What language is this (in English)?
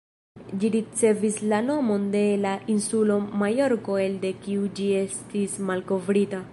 Esperanto